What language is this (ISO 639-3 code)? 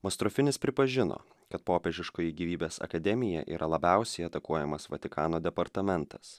lit